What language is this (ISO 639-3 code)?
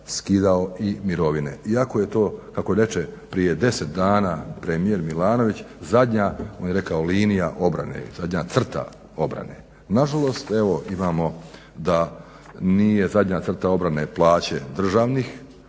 hrv